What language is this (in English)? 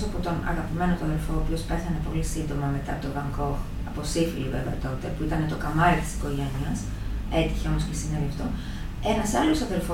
Greek